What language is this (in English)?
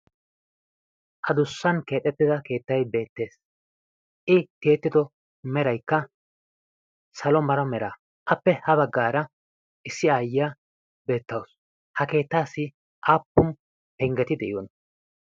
Wolaytta